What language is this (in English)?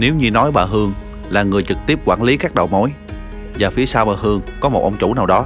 Vietnamese